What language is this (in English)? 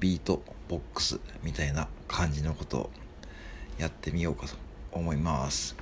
Japanese